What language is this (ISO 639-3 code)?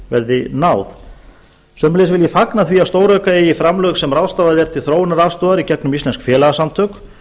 isl